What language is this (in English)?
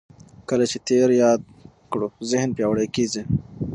Pashto